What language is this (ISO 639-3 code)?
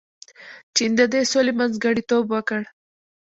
pus